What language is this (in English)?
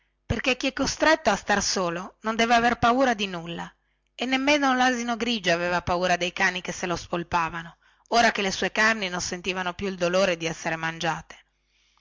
Italian